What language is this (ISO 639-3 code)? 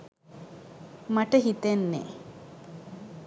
sin